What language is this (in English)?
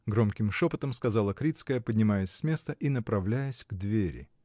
Russian